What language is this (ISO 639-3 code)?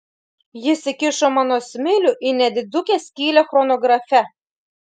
lit